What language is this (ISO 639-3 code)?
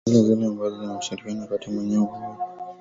swa